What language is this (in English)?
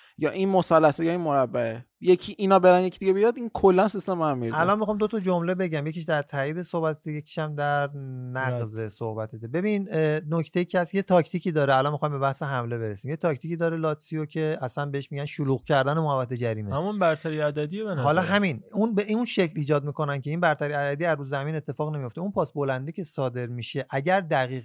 Persian